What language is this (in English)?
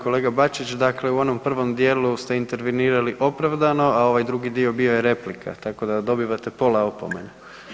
Croatian